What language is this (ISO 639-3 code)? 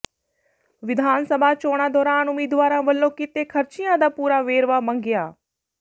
pan